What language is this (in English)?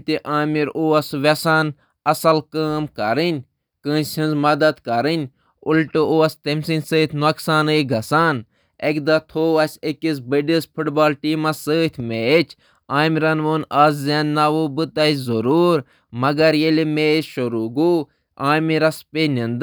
Kashmiri